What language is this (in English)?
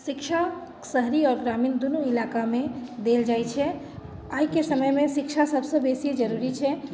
Maithili